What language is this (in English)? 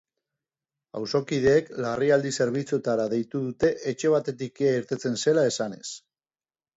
Basque